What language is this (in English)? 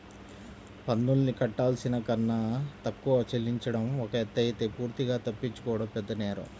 Telugu